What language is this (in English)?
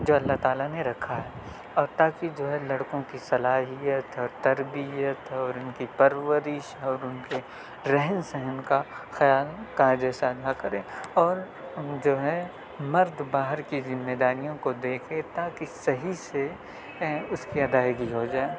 Urdu